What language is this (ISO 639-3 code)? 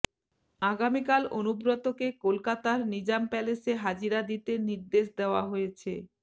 ben